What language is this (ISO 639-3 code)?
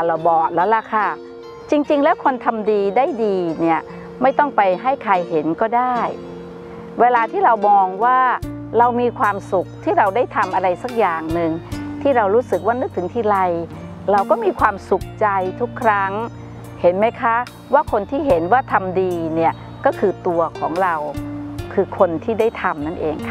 tha